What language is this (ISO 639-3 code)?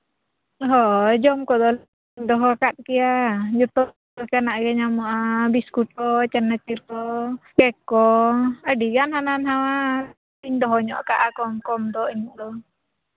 sat